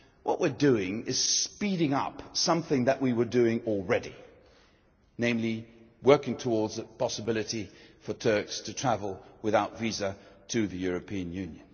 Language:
English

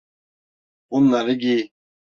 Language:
Turkish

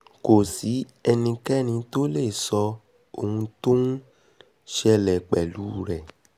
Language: Yoruba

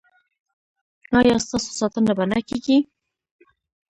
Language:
Pashto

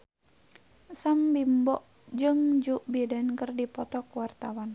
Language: Sundanese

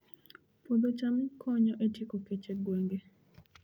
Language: Luo (Kenya and Tanzania)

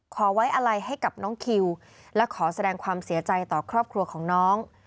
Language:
Thai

